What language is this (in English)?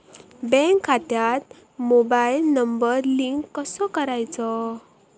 Marathi